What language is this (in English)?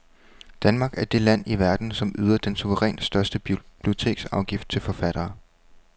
Danish